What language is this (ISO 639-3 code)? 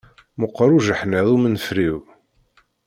kab